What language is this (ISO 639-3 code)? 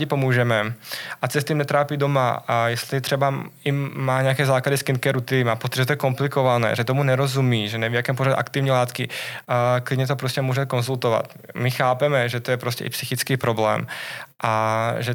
ces